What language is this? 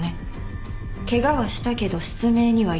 Japanese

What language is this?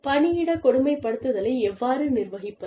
Tamil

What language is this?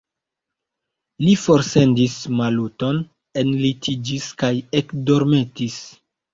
Esperanto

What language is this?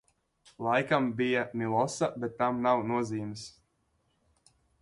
Latvian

